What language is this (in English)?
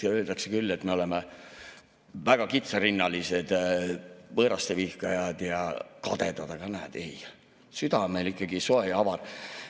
Estonian